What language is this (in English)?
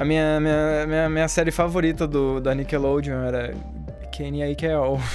Portuguese